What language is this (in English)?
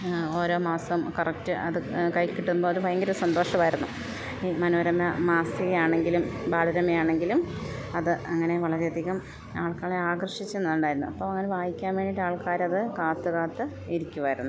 Malayalam